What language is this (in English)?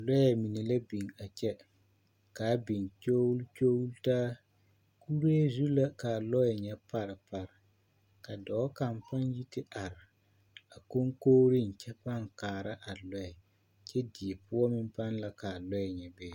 Southern Dagaare